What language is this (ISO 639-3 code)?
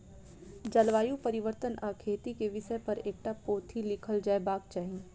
mai